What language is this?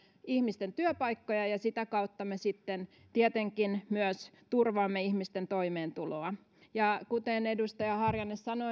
Finnish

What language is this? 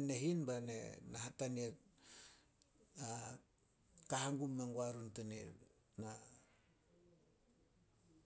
Solos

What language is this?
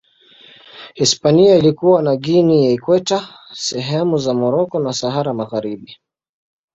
Swahili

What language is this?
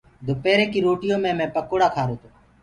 Gurgula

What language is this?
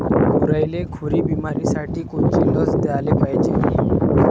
Marathi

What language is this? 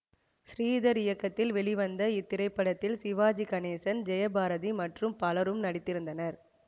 Tamil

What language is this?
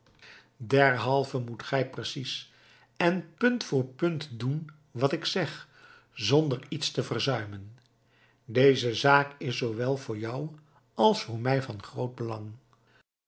Dutch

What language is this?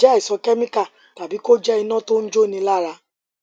Yoruba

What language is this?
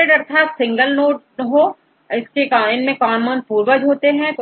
Hindi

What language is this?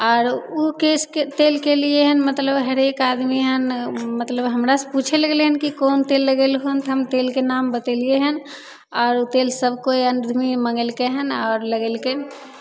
Maithili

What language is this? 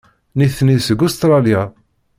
Kabyle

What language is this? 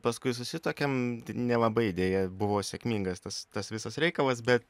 Lithuanian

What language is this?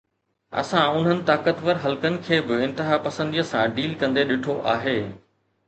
Sindhi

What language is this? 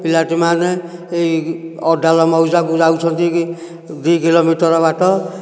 Odia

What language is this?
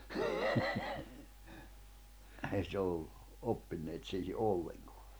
Finnish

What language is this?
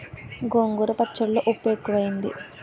Telugu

